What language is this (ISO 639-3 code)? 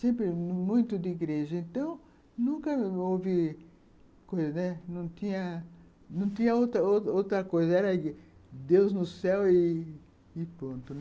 por